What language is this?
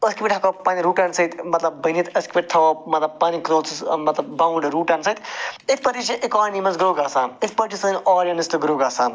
Kashmiri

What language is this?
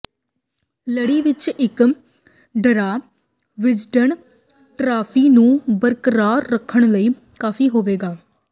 Punjabi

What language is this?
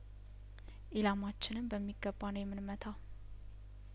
Amharic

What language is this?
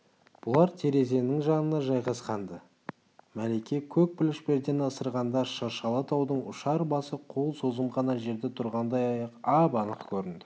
Kazakh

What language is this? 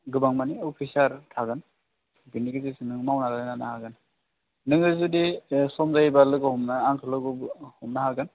Bodo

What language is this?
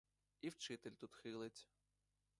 Ukrainian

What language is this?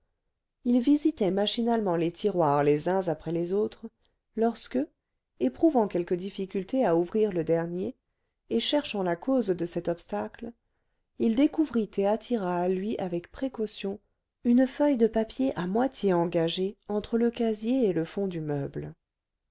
French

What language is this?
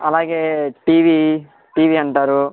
Telugu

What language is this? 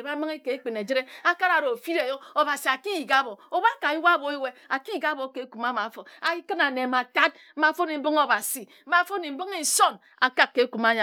Ejagham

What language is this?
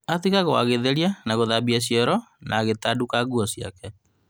Kikuyu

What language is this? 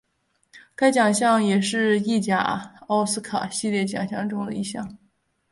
Chinese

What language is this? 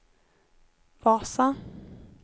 Swedish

